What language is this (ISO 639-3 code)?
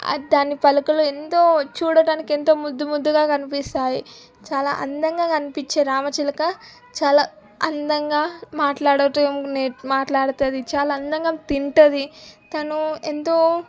tel